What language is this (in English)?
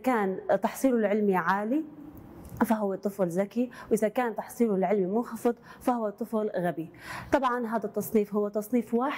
Arabic